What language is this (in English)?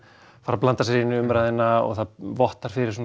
Icelandic